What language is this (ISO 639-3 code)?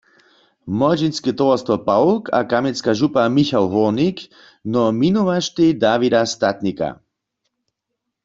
hsb